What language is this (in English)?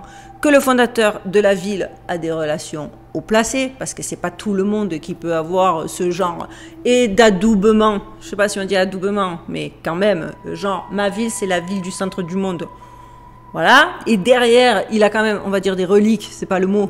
French